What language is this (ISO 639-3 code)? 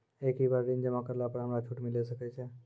mai